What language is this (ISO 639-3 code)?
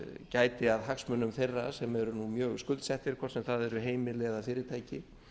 isl